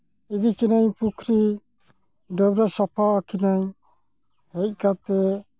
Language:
Santali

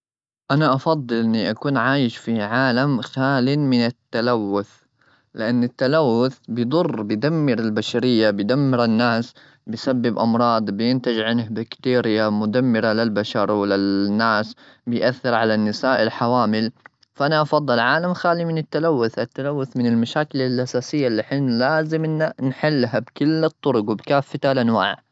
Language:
Gulf Arabic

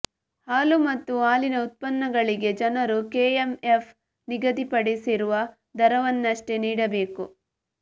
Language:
Kannada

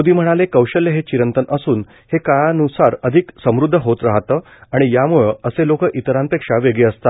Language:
Marathi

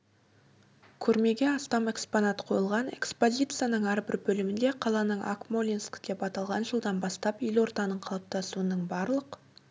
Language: Kazakh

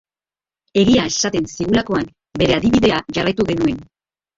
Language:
Basque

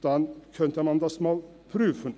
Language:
Swiss German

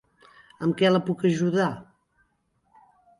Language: Catalan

